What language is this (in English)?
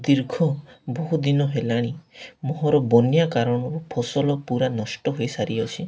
Odia